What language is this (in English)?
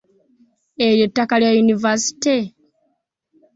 Ganda